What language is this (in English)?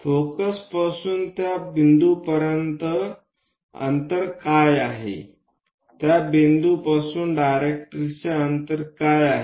Marathi